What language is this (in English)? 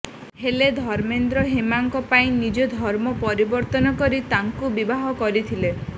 Odia